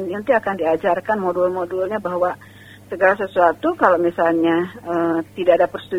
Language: Indonesian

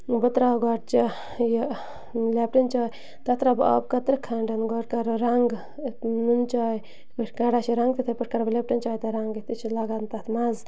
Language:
Kashmiri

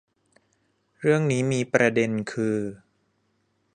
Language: Thai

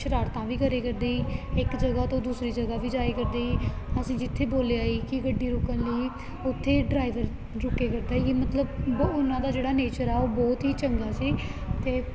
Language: Punjabi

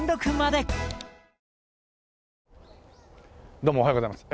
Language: Japanese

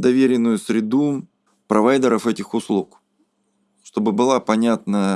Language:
Russian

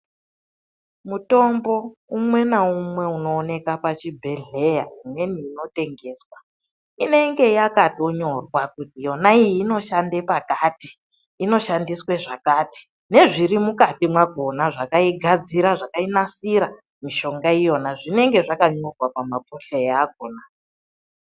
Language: Ndau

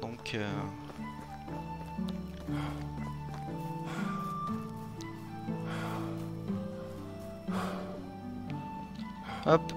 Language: French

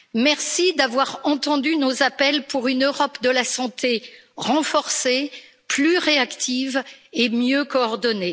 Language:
French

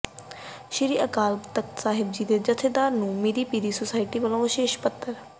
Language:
Punjabi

